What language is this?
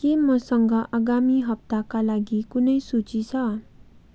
Nepali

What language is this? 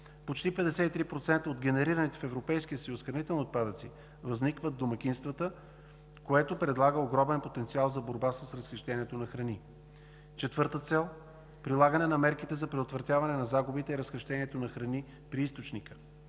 Bulgarian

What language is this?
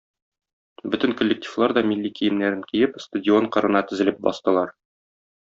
Tatar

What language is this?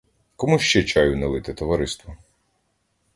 Ukrainian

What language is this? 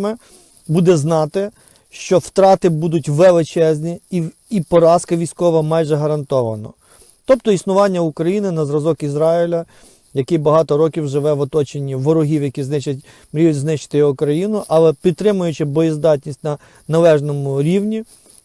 Ukrainian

